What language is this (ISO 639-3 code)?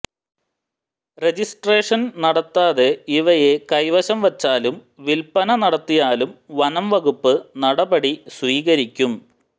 mal